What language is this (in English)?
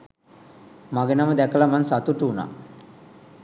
Sinhala